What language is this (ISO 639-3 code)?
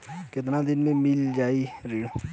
bho